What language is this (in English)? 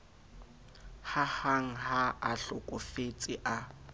Southern Sotho